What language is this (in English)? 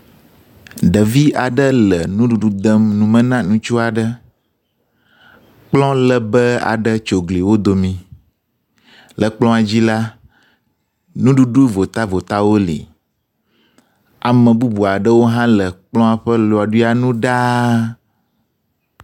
Ewe